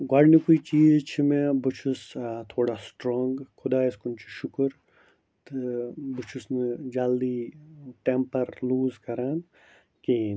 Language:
Kashmiri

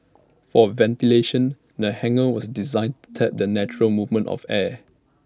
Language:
English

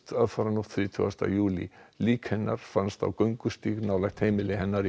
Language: Icelandic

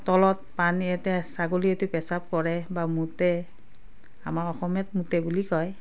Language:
Assamese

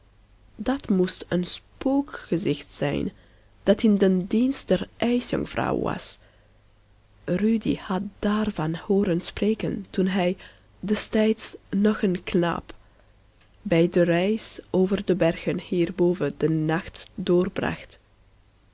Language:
Dutch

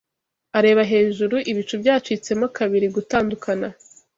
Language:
Kinyarwanda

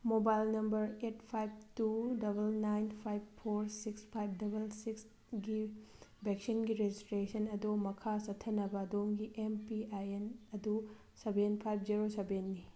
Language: Manipuri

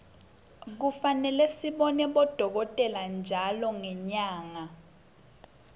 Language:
Swati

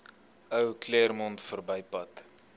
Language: Afrikaans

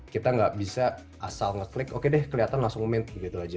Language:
Indonesian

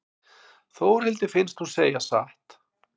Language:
Icelandic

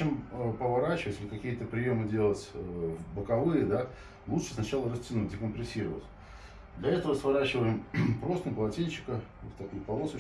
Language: Russian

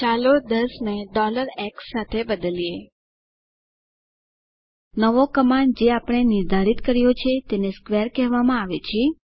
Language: Gujarati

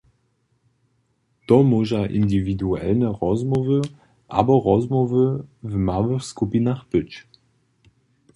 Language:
Upper Sorbian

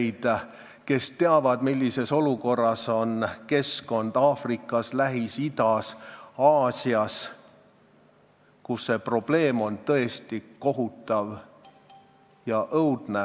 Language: Estonian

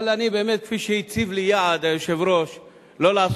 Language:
Hebrew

